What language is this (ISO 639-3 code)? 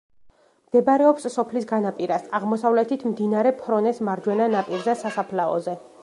kat